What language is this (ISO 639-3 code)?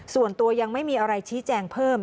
tha